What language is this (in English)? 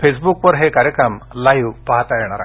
Marathi